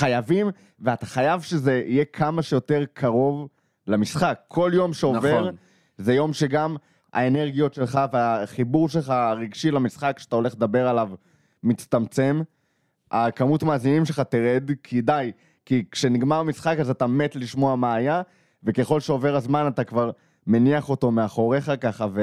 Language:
Hebrew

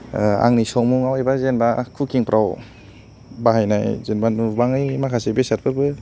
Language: Bodo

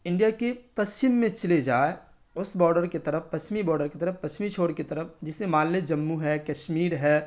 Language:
Urdu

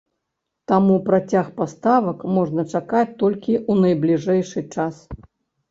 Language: Belarusian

